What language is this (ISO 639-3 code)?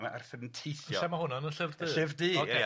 cym